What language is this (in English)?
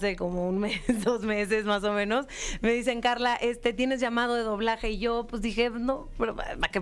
Spanish